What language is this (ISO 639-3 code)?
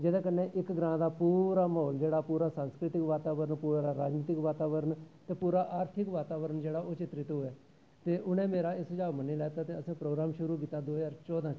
doi